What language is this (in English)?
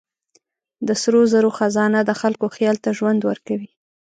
Pashto